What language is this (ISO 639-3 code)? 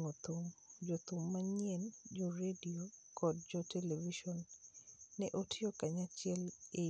luo